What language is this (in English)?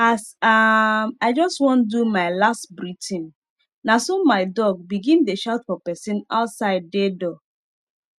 Nigerian Pidgin